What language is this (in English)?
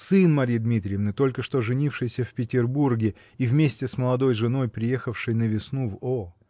Russian